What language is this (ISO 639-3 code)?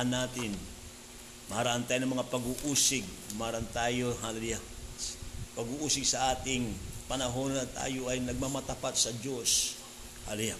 fil